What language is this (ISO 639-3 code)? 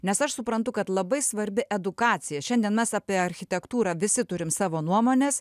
lit